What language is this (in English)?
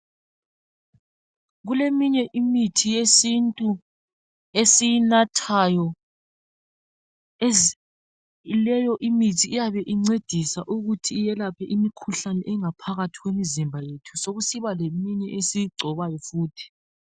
North Ndebele